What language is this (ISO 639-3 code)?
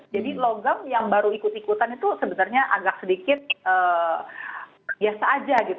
ind